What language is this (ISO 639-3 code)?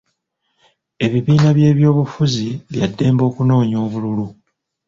lug